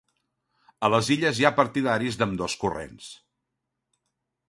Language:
Catalan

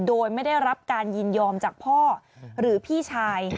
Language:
Thai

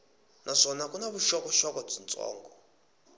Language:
Tsonga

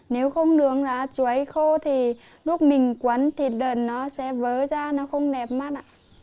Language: Vietnamese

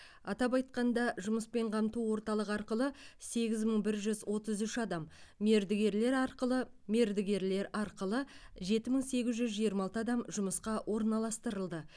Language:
Kazakh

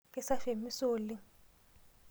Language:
Masai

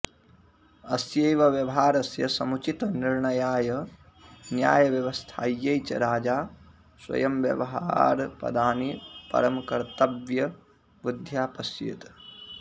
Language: Sanskrit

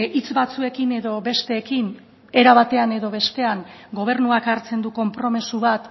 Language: Basque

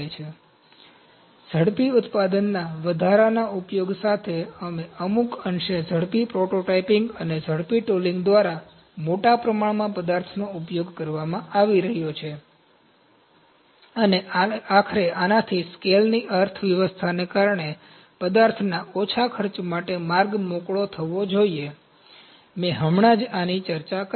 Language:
Gujarati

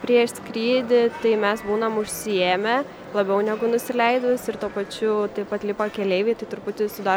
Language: Lithuanian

